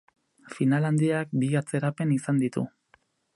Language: Basque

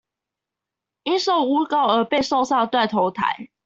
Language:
Chinese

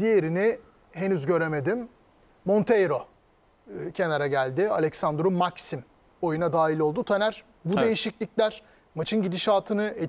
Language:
Turkish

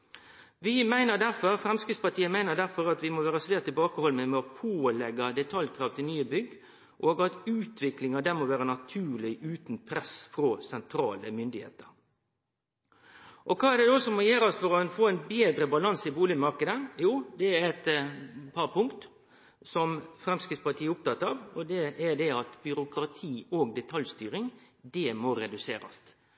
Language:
Norwegian Nynorsk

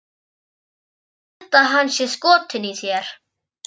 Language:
Icelandic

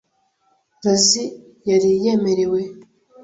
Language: Kinyarwanda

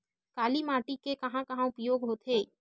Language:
Chhattisgarhi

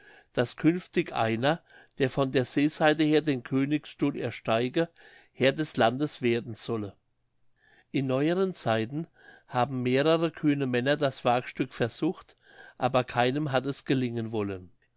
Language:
German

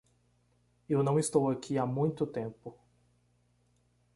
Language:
Portuguese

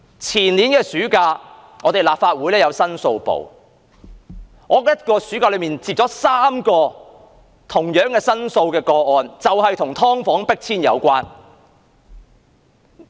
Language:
Cantonese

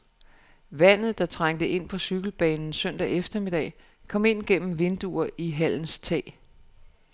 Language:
Danish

